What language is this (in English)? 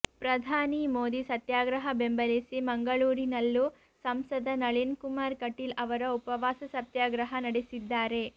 Kannada